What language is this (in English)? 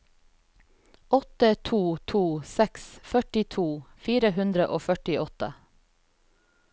Norwegian